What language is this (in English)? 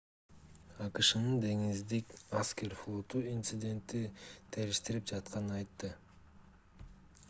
Kyrgyz